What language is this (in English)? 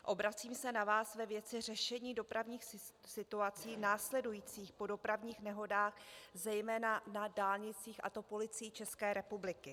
Czech